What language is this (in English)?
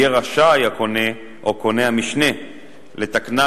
Hebrew